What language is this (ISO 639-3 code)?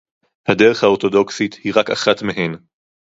heb